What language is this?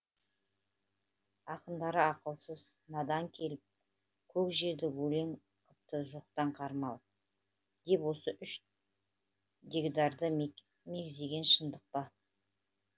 Kazakh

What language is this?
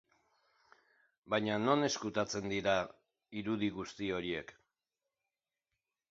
Basque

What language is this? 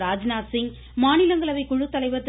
Tamil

